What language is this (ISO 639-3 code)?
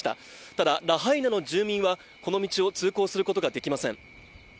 jpn